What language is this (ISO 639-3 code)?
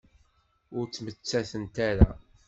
kab